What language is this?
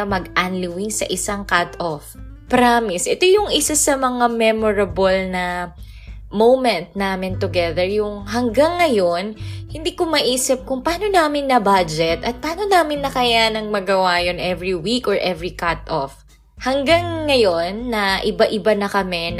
Filipino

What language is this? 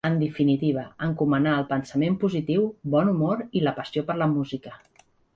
Catalan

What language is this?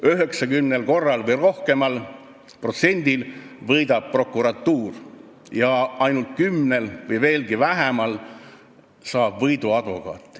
Estonian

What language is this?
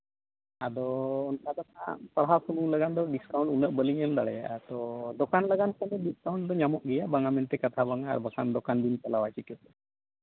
Santali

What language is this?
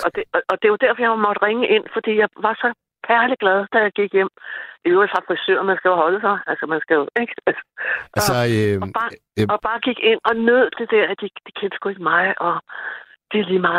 Danish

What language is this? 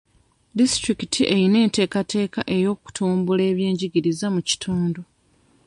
Ganda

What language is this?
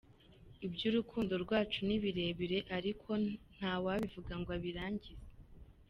Kinyarwanda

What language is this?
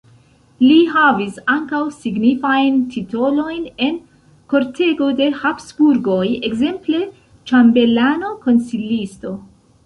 Esperanto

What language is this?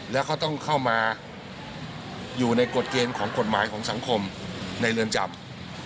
Thai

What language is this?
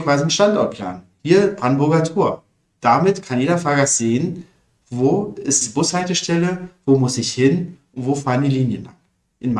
German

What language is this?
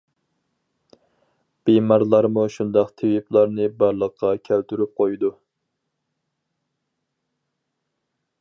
Uyghur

